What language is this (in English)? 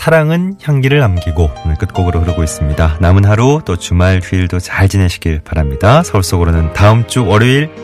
Korean